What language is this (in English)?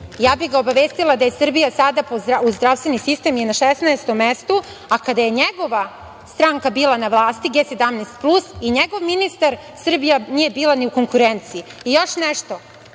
Serbian